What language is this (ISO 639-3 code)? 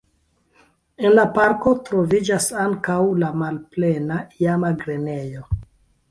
epo